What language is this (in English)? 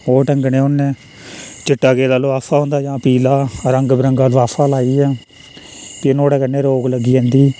Dogri